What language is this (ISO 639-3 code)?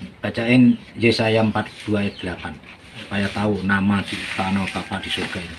ind